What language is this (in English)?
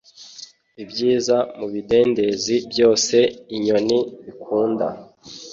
Kinyarwanda